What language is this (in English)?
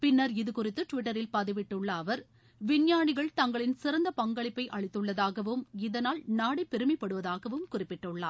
Tamil